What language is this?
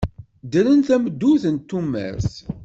Kabyle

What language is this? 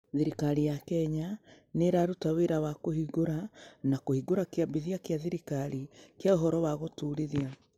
Kikuyu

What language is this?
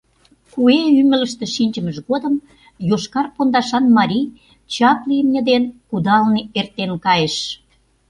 Mari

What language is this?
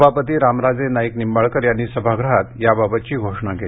Marathi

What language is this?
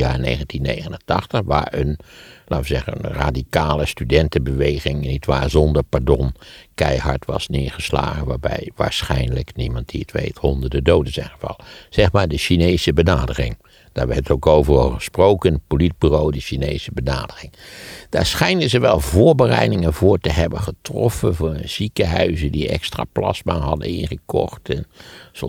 Dutch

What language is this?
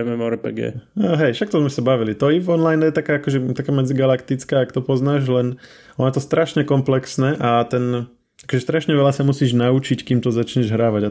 Slovak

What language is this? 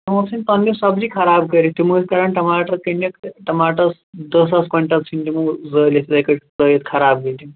Kashmiri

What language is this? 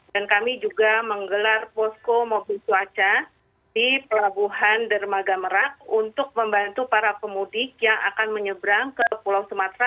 Indonesian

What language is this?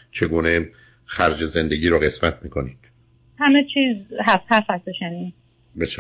Persian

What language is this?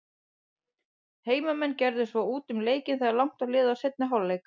Icelandic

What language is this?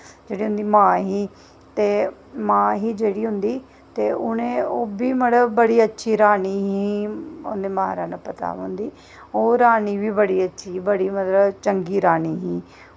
Dogri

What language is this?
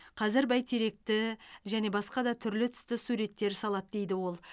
Kazakh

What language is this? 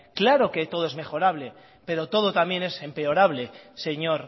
Spanish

